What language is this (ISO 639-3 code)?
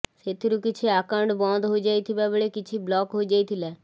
ori